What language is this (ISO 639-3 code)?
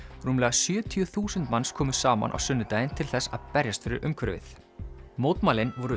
isl